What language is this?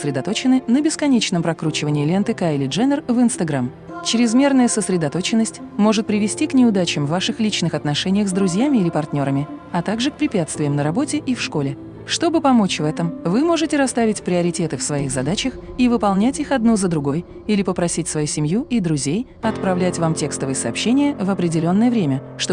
Russian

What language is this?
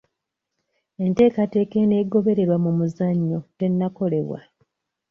Ganda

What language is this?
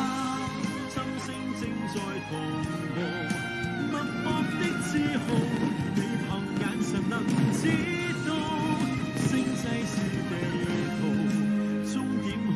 Chinese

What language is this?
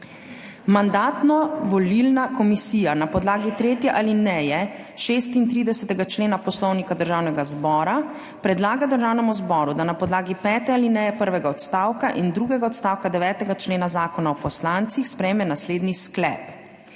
Slovenian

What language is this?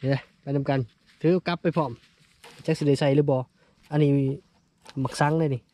Thai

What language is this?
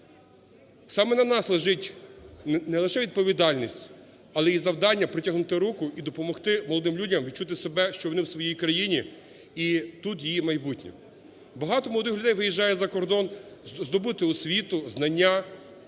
Ukrainian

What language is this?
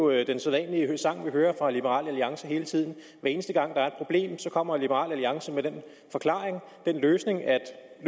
Danish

